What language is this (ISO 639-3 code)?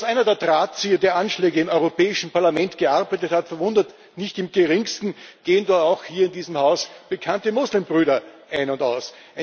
deu